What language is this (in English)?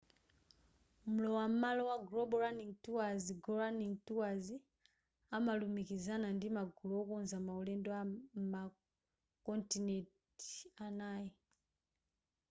Nyanja